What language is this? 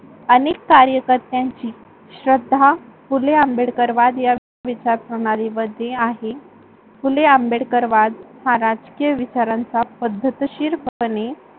Marathi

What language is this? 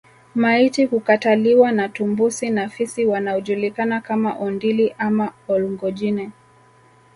Swahili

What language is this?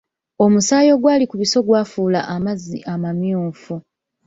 Ganda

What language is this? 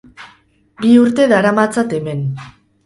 Basque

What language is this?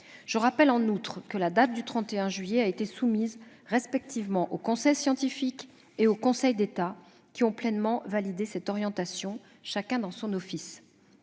French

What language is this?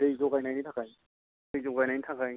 Bodo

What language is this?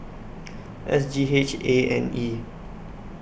English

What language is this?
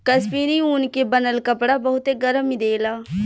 Bhojpuri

